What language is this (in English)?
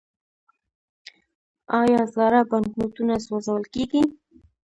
Pashto